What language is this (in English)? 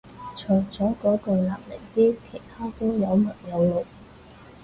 Cantonese